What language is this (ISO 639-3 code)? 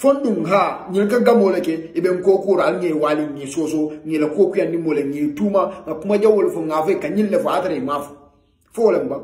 ara